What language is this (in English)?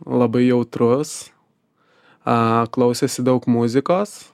Lithuanian